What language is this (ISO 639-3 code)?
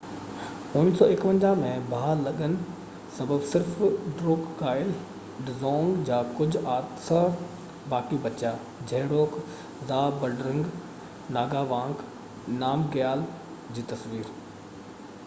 snd